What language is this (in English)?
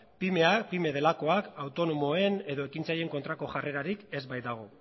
Basque